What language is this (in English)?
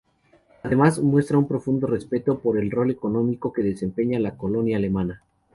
Spanish